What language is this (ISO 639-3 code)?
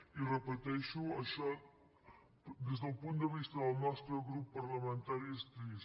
cat